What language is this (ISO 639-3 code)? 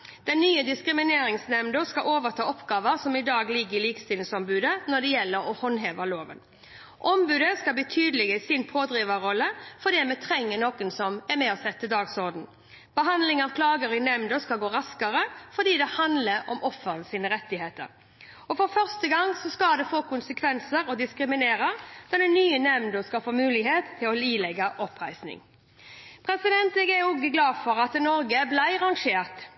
nob